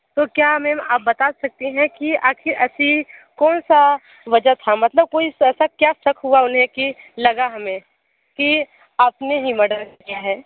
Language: Hindi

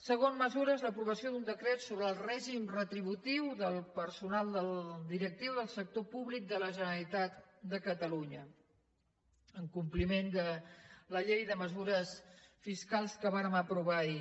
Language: Catalan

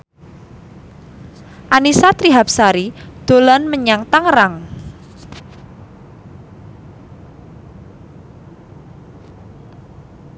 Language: Javanese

